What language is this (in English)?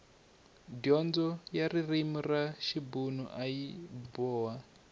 Tsonga